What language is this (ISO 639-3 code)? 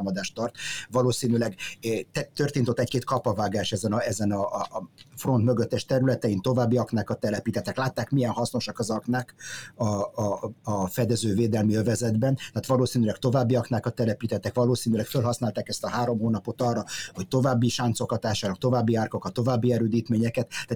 hun